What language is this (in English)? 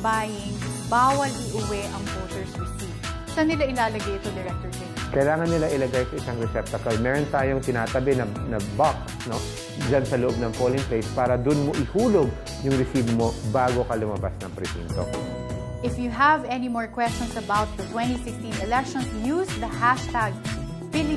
Filipino